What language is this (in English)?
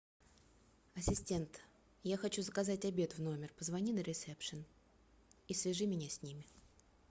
Russian